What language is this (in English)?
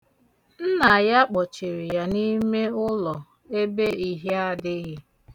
Igbo